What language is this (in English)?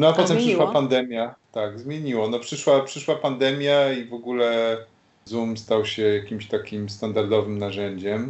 Polish